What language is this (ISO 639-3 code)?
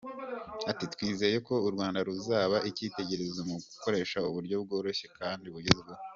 kin